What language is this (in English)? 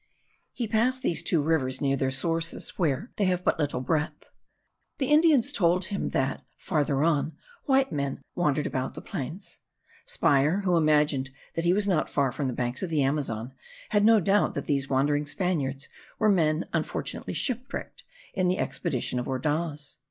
English